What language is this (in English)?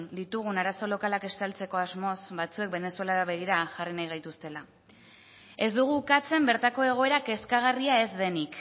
Basque